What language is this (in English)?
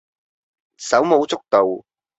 Cantonese